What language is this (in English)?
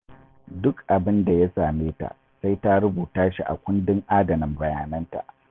Hausa